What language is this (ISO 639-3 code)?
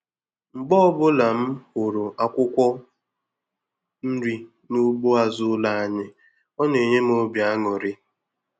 ibo